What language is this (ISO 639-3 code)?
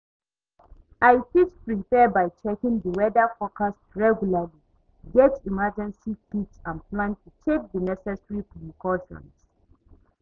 pcm